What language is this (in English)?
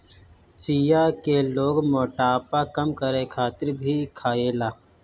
Bhojpuri